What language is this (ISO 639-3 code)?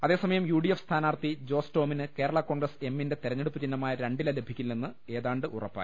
mal